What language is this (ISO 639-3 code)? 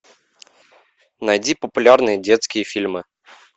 rus